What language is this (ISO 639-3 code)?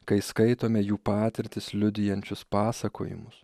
lit